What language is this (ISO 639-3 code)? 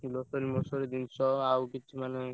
ori